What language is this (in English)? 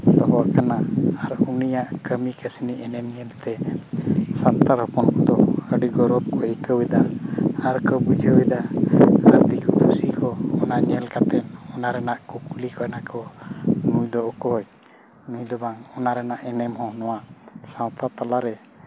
Santali